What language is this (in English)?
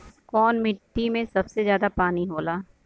Bhojpuri